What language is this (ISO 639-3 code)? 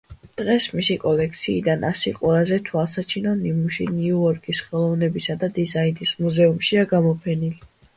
kat